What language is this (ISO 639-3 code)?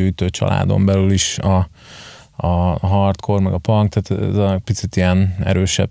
hun